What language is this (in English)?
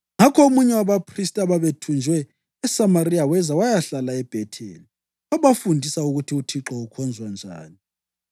North Ndebele